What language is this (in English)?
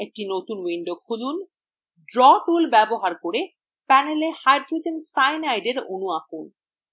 Bangla